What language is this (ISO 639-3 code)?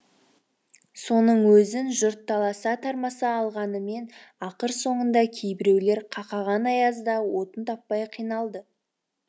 kaz